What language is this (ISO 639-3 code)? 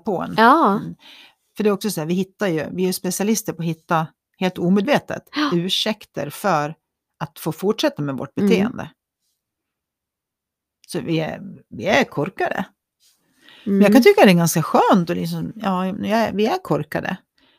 swe